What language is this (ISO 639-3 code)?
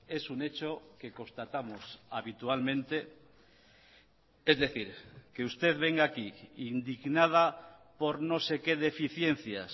spa